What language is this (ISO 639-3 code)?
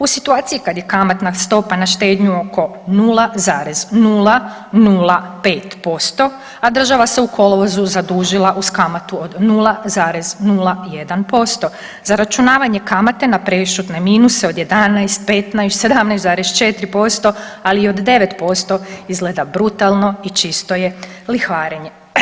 hrv